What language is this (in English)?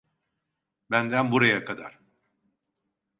Turkish